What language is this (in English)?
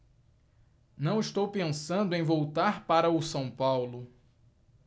Portuguese